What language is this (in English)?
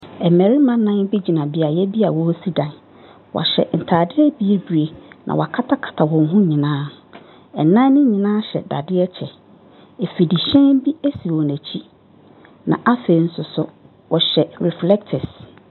Akan